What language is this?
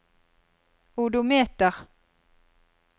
Norwegian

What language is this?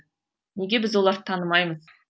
Kazakh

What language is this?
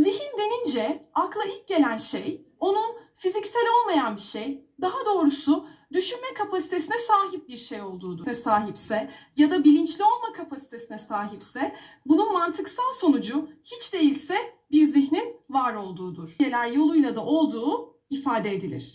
Turkish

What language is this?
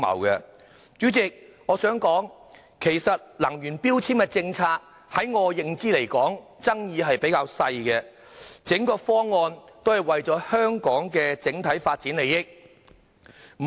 Cantonese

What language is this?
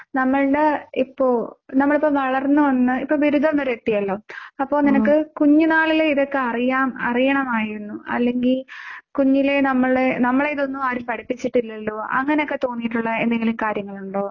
Malayalam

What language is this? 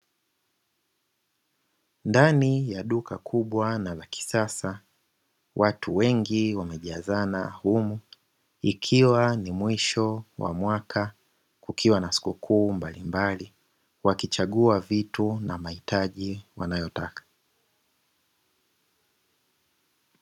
Swahili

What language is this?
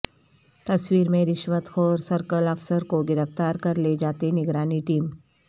Urdu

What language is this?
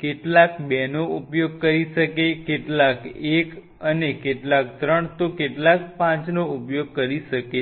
Gujarati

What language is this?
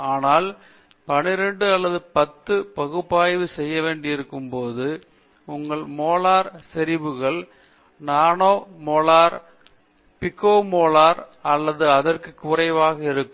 Tamil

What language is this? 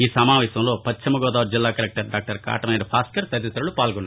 Telugu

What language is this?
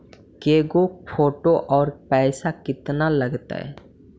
Magahi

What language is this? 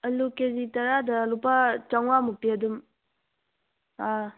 Manipuri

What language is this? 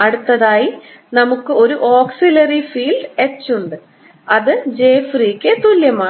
Malayalam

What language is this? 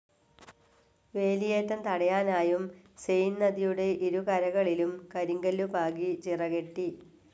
Malayalam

